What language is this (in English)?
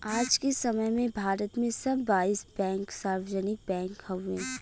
Bhojpuri